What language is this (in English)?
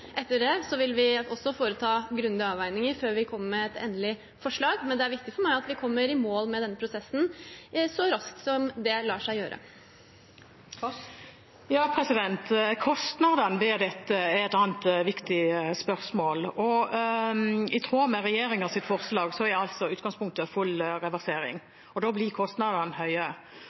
Norwegian